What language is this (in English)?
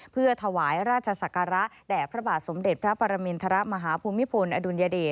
Thai